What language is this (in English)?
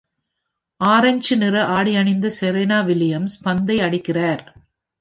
Tamil